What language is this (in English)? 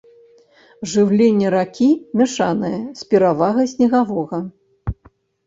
Belarusian